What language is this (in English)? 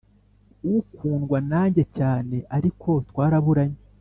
Kinyarwanda